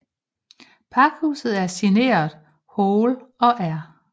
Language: Danish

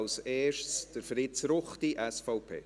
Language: Swiss German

